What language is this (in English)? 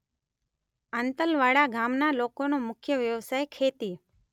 Gujarati